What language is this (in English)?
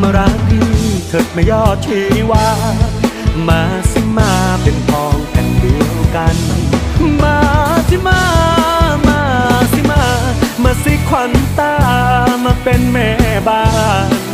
Thai